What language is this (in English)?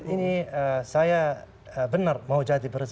Indonesian